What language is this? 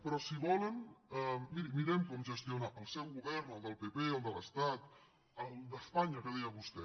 Catalan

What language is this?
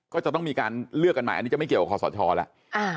Thai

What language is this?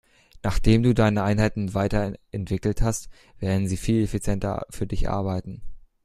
German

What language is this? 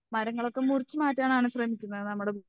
Malayalam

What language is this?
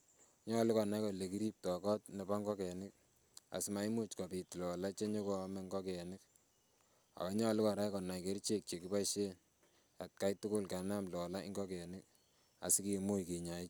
Kalenjin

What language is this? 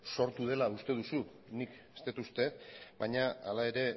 Basque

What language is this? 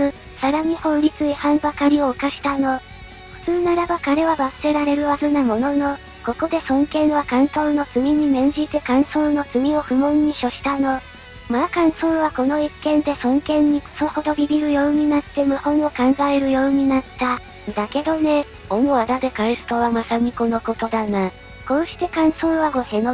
Japanese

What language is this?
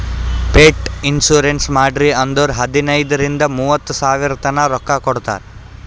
Kannada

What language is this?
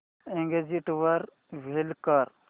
Marathi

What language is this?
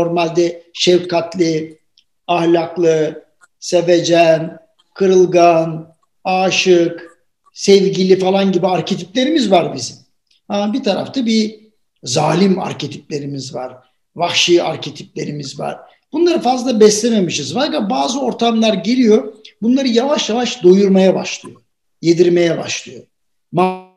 Turkish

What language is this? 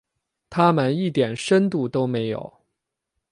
Chinese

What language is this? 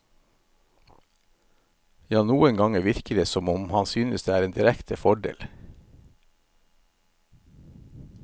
Norwegian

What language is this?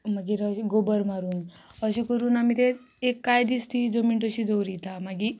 Konkani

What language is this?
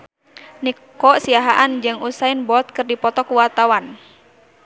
Sundanese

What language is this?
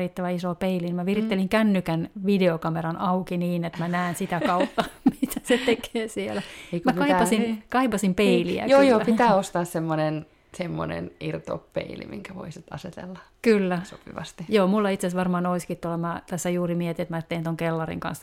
Finnish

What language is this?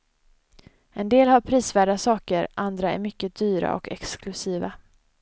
Swedish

